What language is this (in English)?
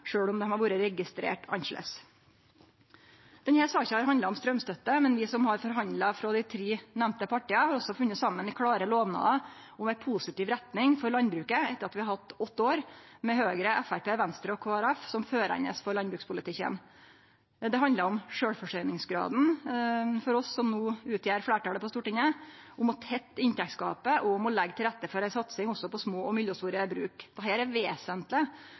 Norwegian Nynorsk